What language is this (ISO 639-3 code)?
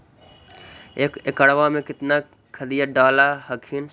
mag